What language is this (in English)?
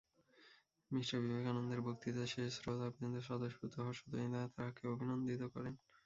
Bangla